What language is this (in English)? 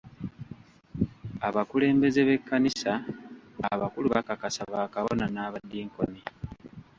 Ganda